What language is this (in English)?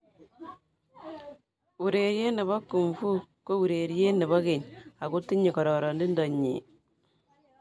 Kalenjin